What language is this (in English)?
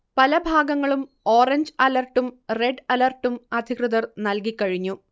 Malayalam